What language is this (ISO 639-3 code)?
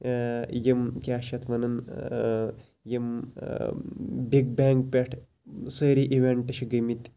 kas